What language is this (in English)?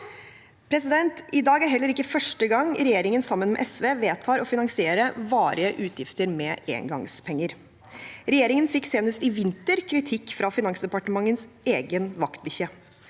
Norwegian